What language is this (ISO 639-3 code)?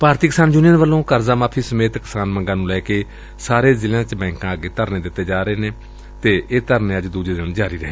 pan